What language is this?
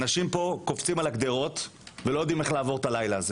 Hebrew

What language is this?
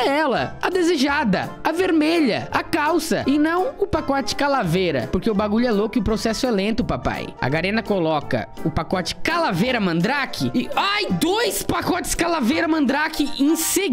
Portuguese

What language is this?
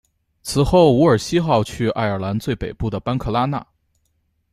Chinese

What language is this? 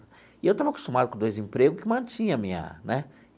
Portuguese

